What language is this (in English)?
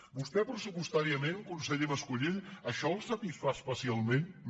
Catalan